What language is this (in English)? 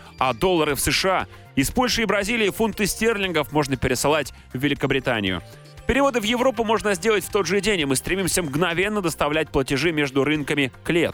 Russian